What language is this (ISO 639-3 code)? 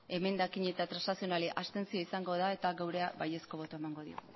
eus